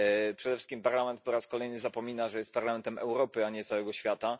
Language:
Polish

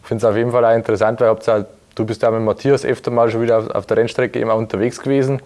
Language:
German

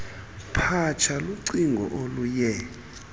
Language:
Xhosa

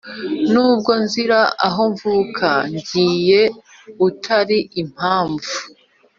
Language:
Kinyarwanda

